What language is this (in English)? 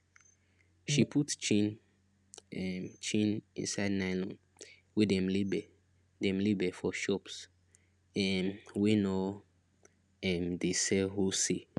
Nigerian Pidgin